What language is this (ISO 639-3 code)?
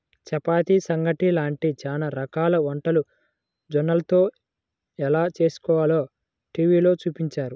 tel